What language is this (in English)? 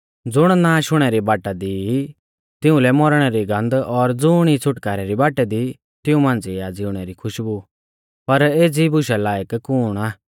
Mahasu Pahari